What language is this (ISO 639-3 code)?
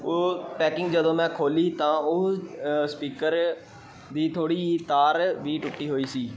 pan